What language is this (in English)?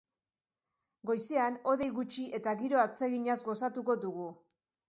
Basque